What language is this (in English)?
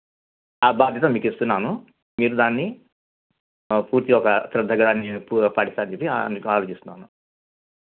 Telugu